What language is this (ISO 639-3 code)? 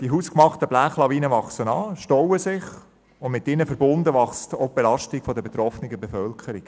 gsw